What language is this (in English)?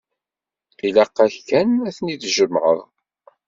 Kabyle